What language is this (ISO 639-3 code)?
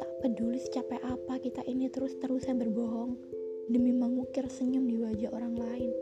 ind